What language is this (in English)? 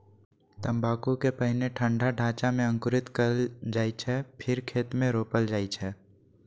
Maithili